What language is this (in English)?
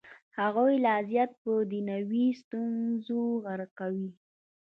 Pashto